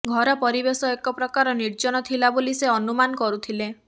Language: Odia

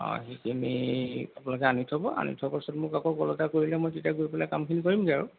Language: Assamese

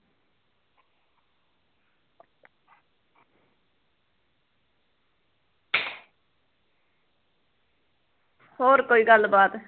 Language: Punjabi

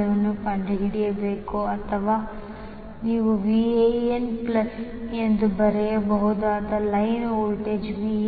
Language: Kannada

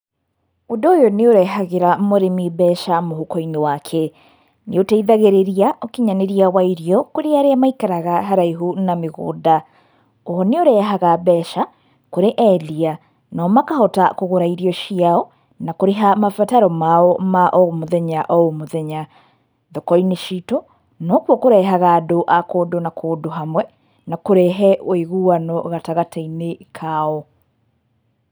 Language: Kikuyu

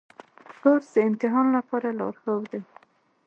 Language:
Pashto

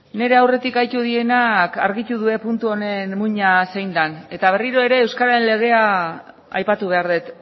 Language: Basque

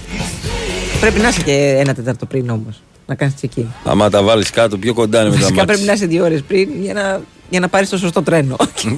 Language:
Greek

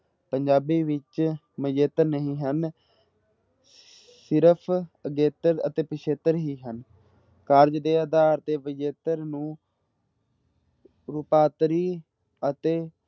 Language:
Punjabi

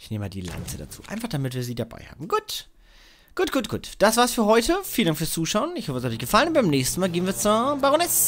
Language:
German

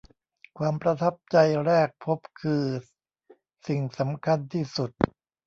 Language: Thai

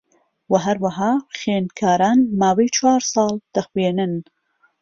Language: Central Kurdish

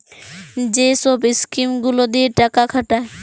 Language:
Bangla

